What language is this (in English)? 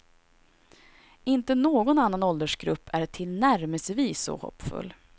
Swedish